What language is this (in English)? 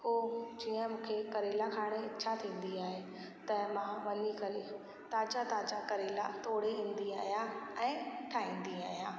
Sindhi